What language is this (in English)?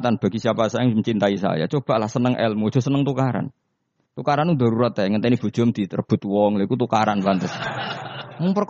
Indonesian